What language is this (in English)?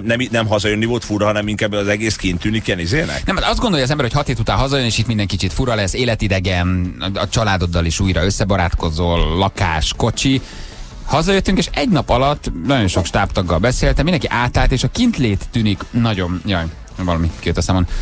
Hungarian